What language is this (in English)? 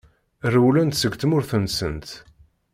Kabyle